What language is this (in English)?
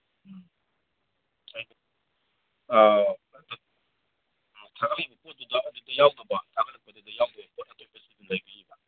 Manipuri